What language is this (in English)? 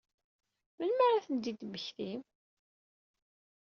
Kabyle